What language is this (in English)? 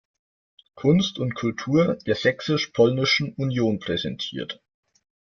German